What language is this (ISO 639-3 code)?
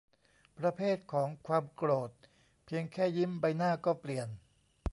tha